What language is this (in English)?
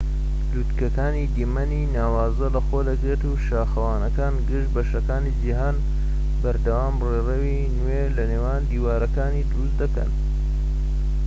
Central Kurdish